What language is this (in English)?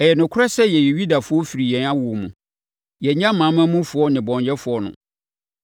Akan